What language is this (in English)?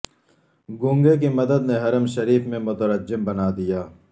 Urdu